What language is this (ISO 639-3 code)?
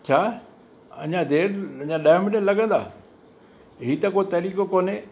snd